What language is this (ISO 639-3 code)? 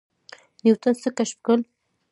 pus